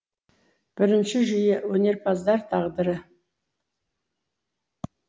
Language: Kazakh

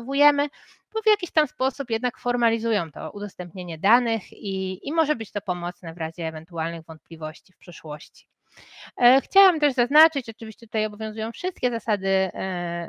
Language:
Polish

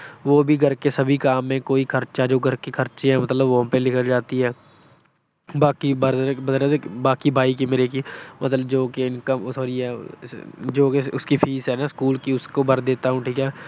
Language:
Punjabi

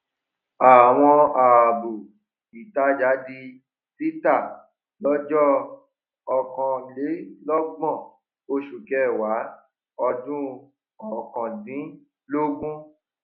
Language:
Yoruba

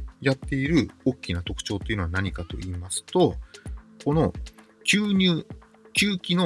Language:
Japanese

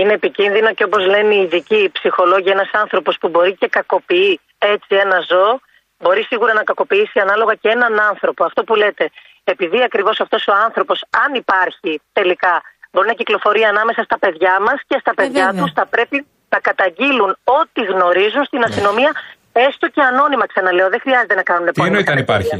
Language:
Greek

